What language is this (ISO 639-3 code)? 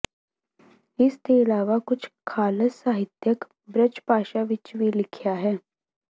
pan